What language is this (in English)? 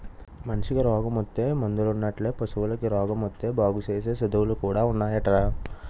Telugu